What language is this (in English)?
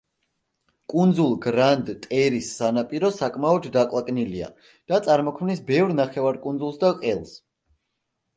Georgian